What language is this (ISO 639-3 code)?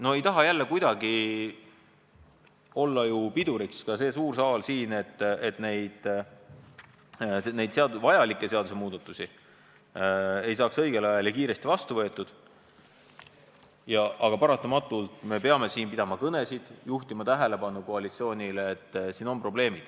est